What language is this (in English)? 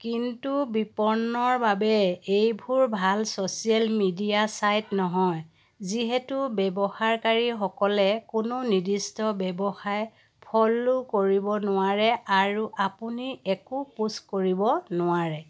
Assamese